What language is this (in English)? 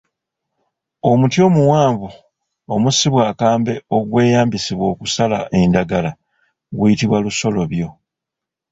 Ganda